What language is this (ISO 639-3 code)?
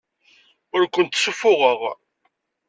kab